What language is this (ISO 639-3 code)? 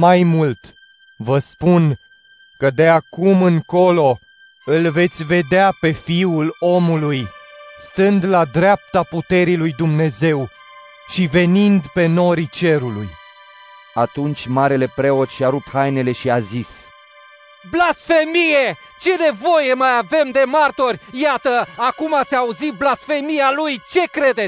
ron